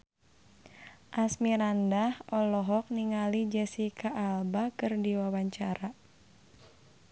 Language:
Sundanese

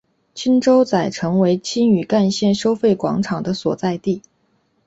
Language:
Chinese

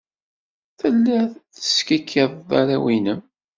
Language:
Kabyle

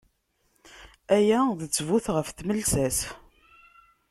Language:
Kabyle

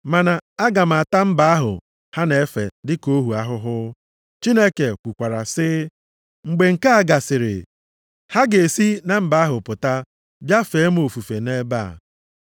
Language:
Igbo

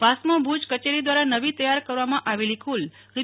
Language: Gujarati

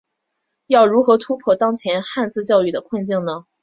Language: Chinese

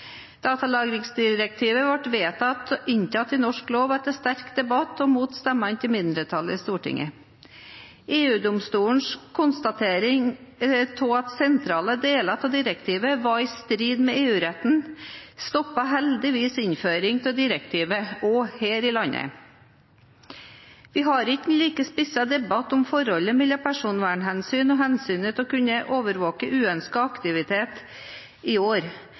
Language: Norwegian Bokmål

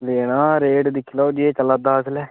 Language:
Dogri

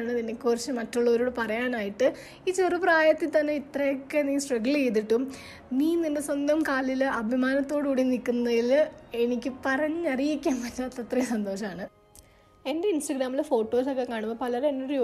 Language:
Malayalam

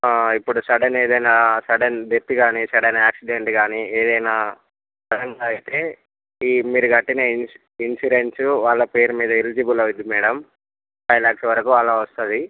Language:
Telugu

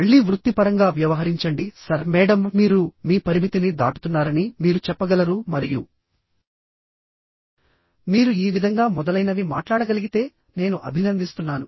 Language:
Telugu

